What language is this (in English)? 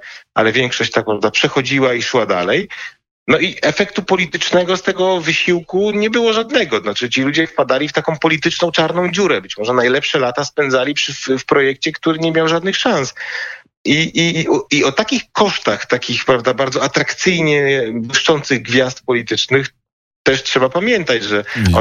Polish